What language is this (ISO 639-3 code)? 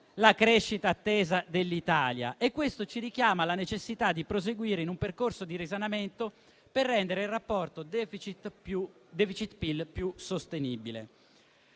ita